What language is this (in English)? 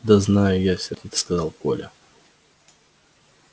Russian